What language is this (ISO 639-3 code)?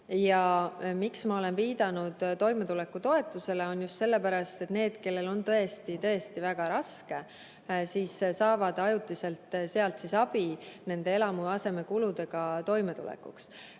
est